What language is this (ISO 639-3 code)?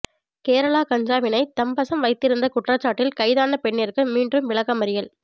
tam